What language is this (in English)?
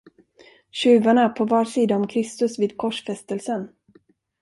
Swedish